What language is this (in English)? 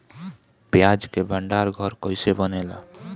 Bhojpuri